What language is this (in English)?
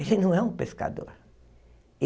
Portuguese